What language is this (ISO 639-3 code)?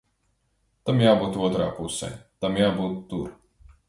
lav